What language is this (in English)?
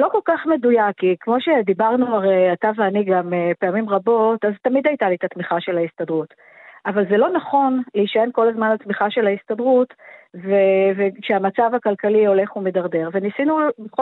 Hebrew